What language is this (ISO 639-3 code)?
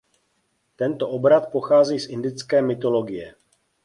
ces